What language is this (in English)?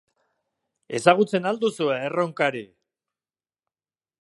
Basque